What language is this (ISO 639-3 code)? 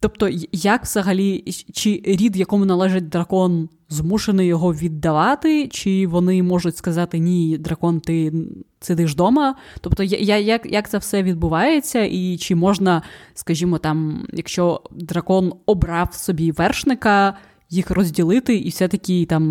ukr